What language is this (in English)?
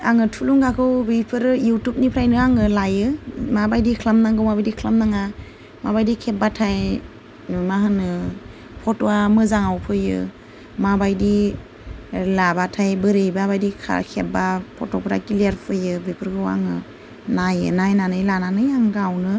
Bodo